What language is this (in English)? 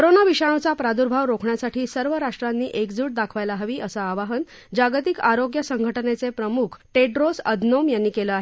Marathi